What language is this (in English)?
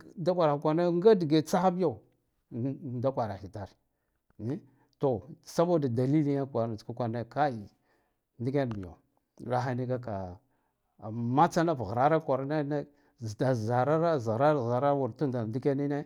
Guduf-Gava